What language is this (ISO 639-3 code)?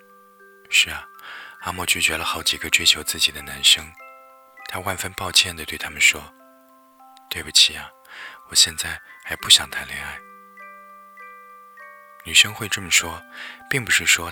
zho